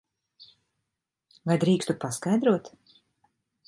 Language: Latvian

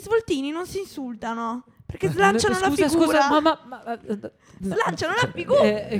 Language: Italian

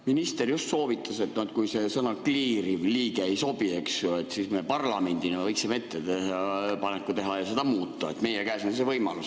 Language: Estonian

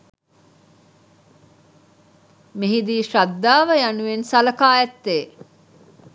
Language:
Sinhala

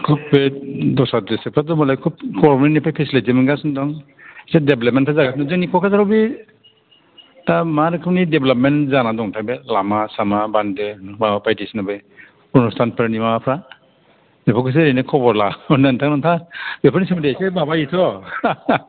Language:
Bodo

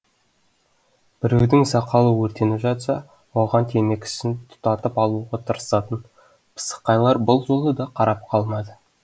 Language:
Kazakh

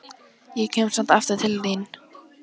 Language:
Icelandic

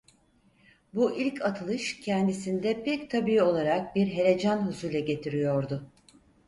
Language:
Turkish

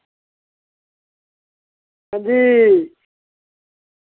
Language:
Dogri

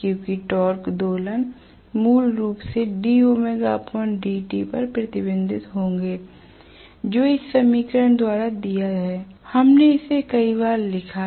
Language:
Hindi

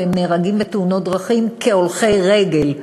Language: Hebrew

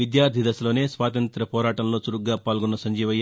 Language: Telugu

